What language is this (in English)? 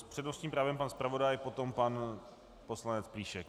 Czech